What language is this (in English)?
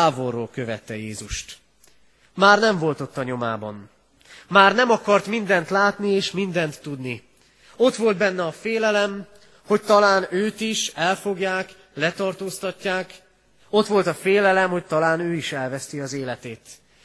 Hungarian